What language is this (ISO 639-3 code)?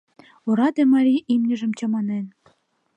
chm